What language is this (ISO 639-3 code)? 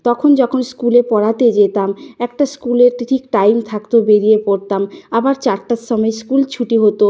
ben